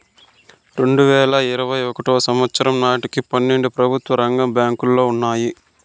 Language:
Telugu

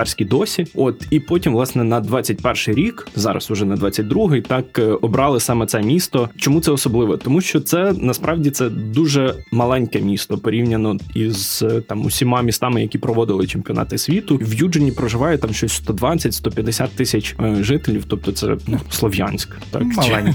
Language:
Ukrainian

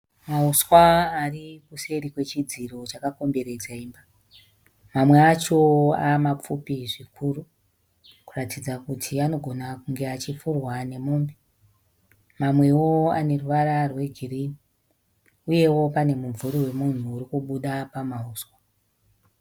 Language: Shona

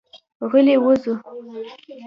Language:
Pashto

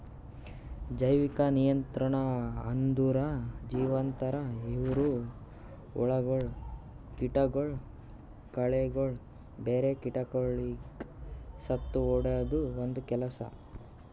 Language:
Kannada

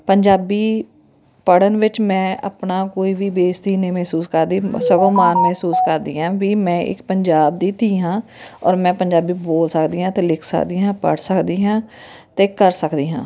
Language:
Punjabi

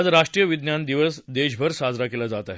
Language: Marathi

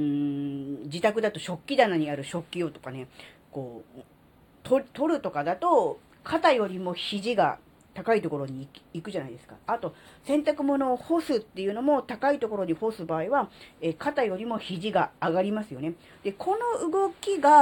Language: Japanese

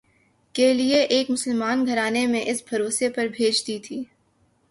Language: Urdu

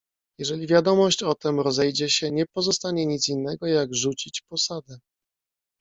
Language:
Polish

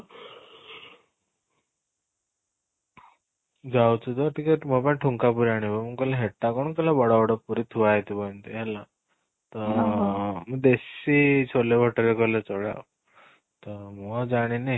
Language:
Odia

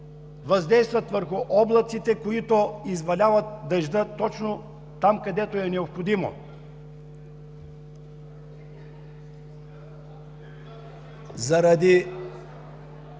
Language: Bulgarian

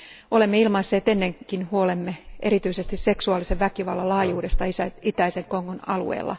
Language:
Finnish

